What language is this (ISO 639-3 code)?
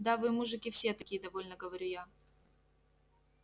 rus